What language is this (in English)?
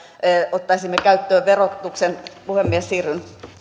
Finnish